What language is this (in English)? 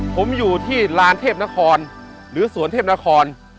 Thai